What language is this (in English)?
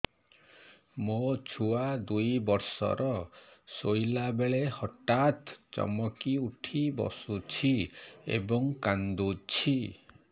Odia